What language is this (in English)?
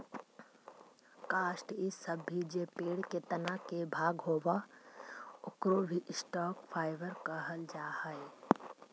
Magahi